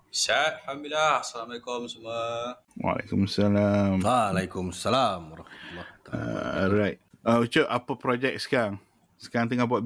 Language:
Malay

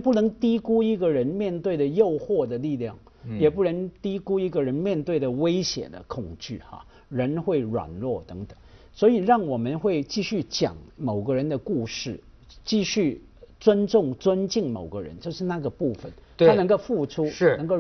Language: Chinese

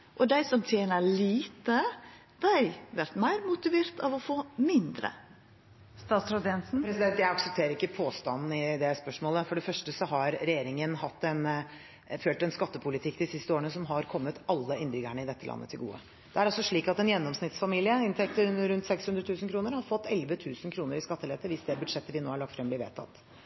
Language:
Norwegian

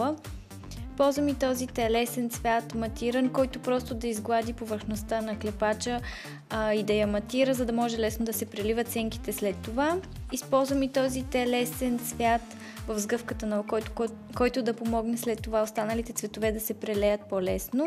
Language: Bulgarian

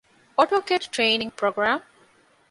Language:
Divehi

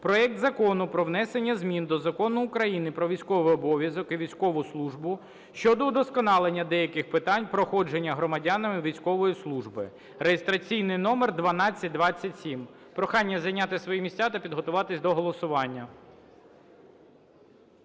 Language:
Ukrainian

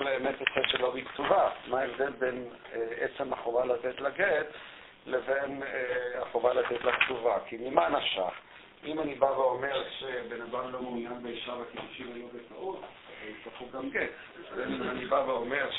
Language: Hebrew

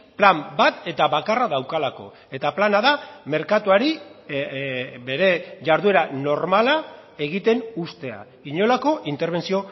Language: Basque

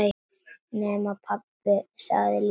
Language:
Icelandic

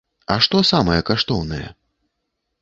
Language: Belarusian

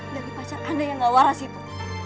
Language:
Indonesian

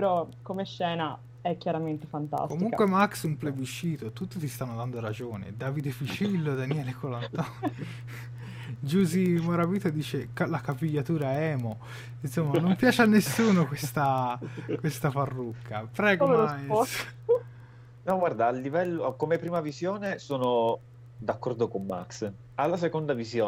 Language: Italian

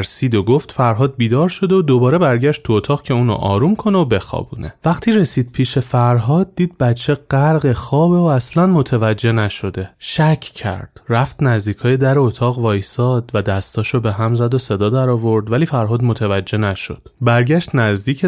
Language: Persian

